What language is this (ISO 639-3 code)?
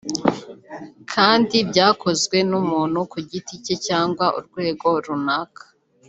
kin